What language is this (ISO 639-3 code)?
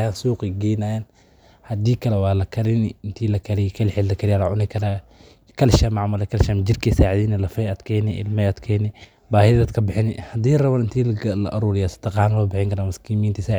som